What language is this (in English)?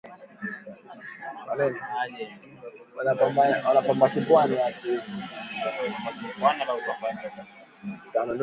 Swahili